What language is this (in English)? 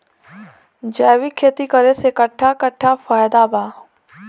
Bhojpuri